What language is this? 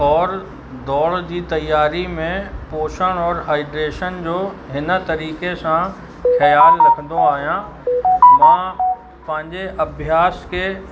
Sindhi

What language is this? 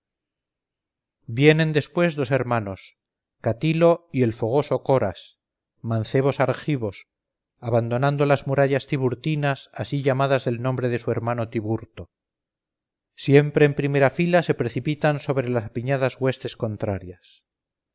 Spanish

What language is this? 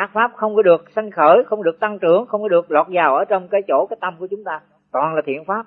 Vietnamese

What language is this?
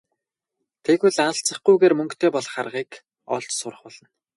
Mongolian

